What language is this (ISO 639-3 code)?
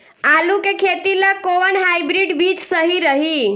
bho